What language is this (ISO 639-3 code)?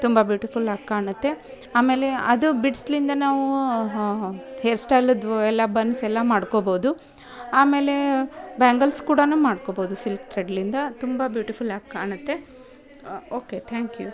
kan